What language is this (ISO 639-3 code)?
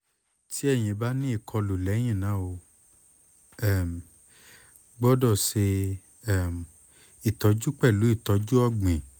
yor